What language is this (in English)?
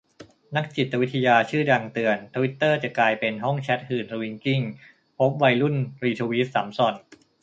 Thai